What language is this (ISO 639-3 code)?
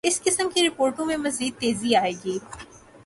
urd